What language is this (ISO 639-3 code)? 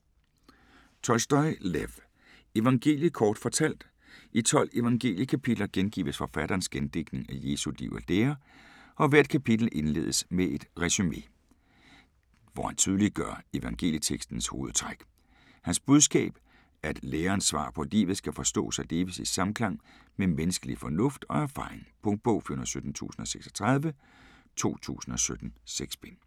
dan